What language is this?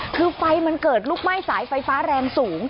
Thai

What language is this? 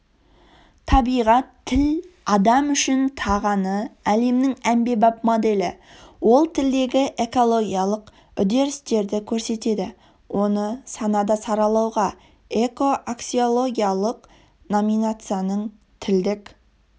Kazakh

